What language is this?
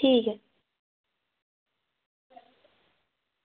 Dogri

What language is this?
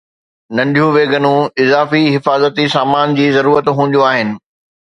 Sindhi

